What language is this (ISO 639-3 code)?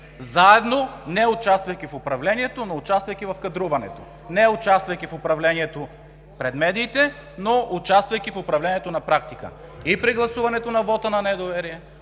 bul